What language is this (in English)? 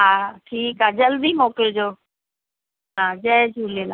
Sindhi